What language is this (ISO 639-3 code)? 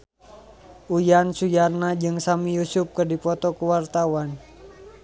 sun